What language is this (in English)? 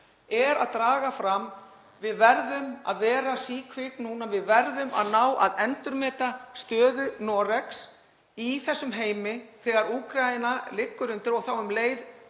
Icelandic